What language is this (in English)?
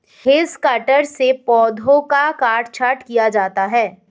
Hindi